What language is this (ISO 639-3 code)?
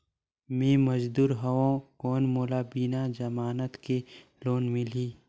hne